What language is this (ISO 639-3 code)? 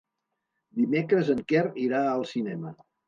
cat